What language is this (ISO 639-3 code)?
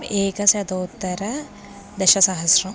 san